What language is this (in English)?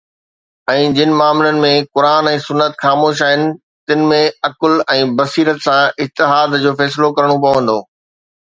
Sindhi